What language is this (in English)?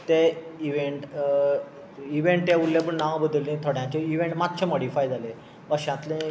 Konkani